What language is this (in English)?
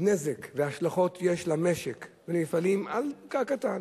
Hebrew